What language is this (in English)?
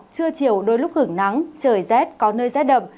Vietnamese